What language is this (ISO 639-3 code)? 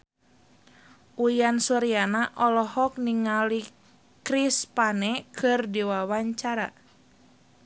sun